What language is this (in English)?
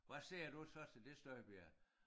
Danish